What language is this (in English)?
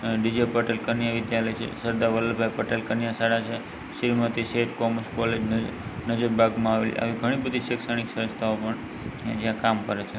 Gujarati